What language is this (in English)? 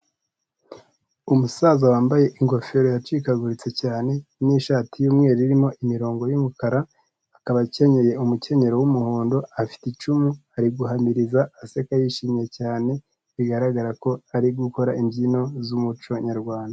Kinyarwanda